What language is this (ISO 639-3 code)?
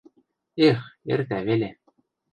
mrj